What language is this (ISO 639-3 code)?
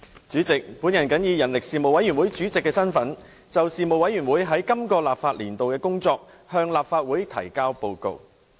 yue